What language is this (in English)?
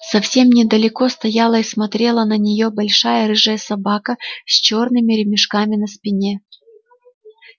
Russian